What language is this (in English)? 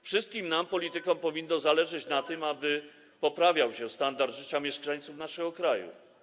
Polish